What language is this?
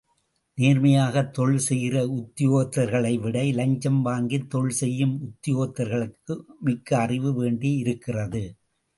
Tamil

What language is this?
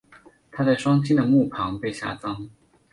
Chinese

